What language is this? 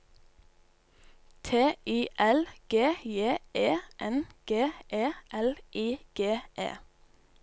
Norwegian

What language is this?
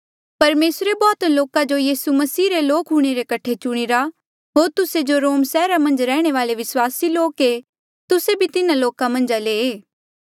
Mandeali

